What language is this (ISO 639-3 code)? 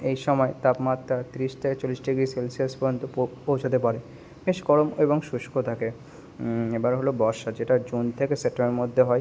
ben